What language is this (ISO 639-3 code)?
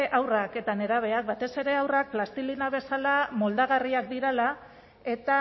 eus